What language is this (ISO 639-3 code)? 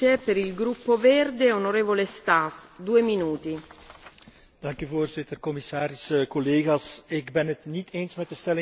nld